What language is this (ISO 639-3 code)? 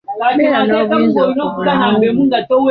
lug